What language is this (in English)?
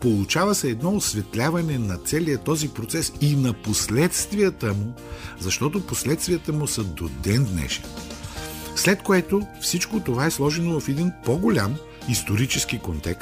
Bulgarian